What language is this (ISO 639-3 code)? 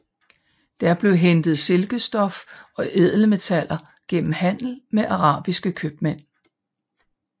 dan